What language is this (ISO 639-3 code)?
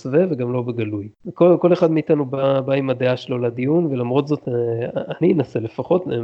heb